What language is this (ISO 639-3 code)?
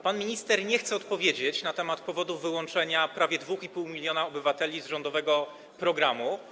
pol